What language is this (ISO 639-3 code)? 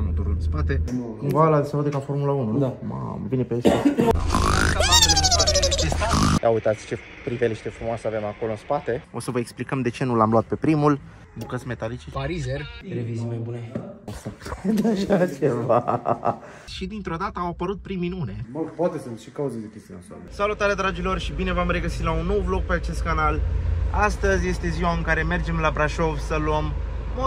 ron